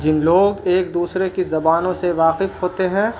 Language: Urdu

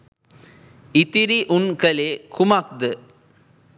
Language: Sinhala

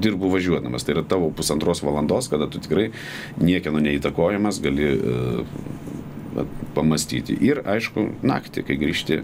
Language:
Russian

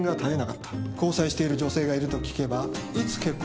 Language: Japanese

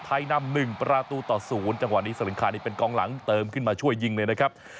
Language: Thai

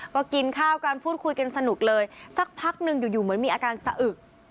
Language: Thai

